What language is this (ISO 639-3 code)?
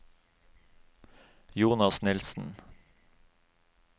nor